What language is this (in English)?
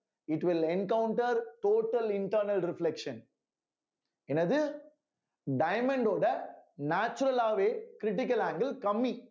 Tamil